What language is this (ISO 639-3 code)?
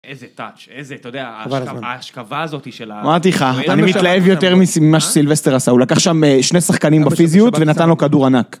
heb